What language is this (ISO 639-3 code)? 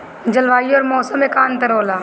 bho